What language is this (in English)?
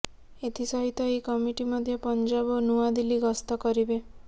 Odia